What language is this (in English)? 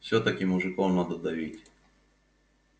Russian